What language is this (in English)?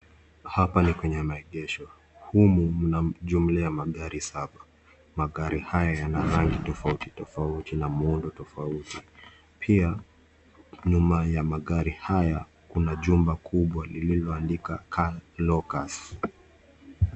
Swahili